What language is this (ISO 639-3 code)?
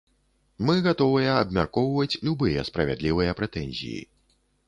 bel